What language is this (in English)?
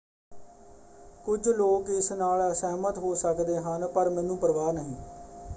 Punjabi